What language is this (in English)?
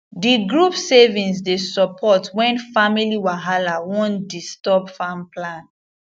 Nigerian Pidgin